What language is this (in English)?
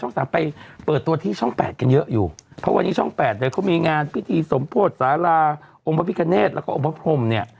Thai